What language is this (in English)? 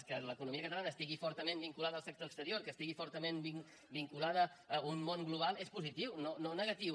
Catalan